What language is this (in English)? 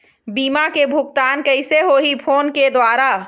Chhattisgarhi